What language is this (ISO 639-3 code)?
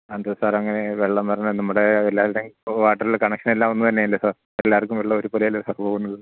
mal